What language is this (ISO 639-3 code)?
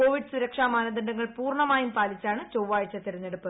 mal